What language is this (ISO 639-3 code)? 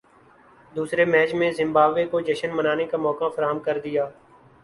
urd